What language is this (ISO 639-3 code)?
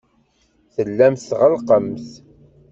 kab